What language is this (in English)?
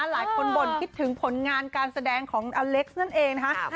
Thai